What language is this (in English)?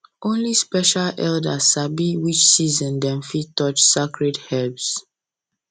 Nigerian Pidgin